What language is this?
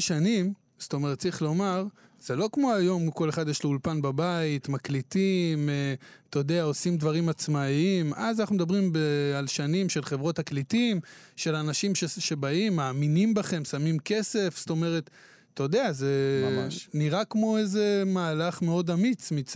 Hebrew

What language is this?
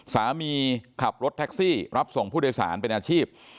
Thai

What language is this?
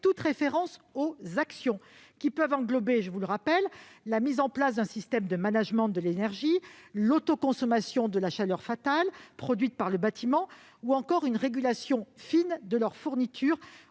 French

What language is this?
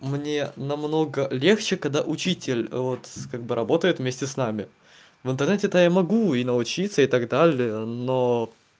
Russian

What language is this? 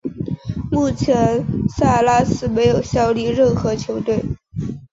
Chinese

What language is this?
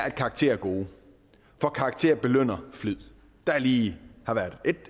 Danish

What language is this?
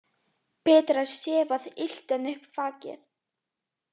Icelandic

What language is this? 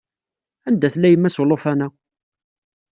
Kabyle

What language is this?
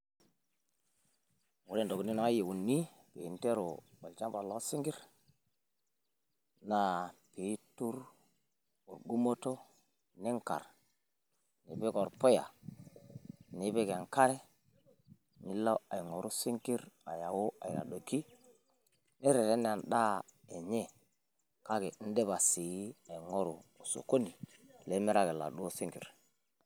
Masai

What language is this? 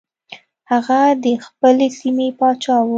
Pashto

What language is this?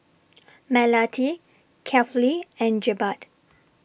English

